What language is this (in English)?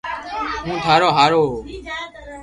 Loarki